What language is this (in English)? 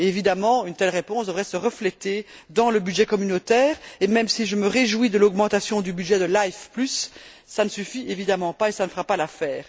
French